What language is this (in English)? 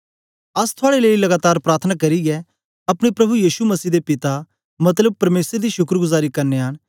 Dogri